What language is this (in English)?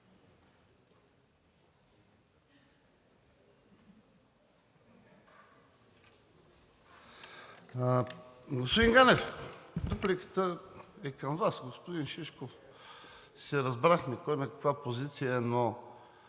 Bulgarian